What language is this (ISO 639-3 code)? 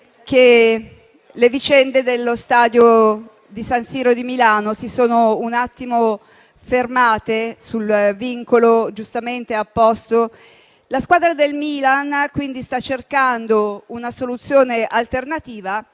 ita